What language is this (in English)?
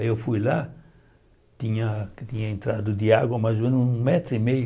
Portuguese